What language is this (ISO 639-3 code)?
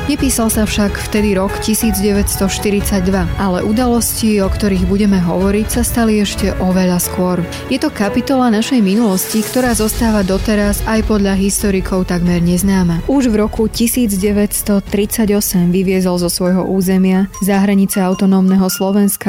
slk